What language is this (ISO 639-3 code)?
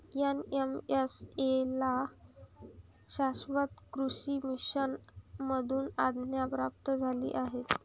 mar